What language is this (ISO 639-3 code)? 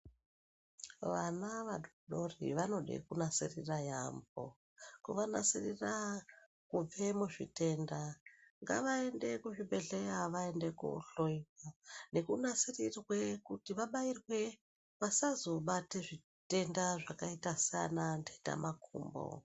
ndc